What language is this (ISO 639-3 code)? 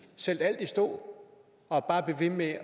dan